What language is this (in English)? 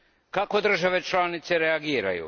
Croatian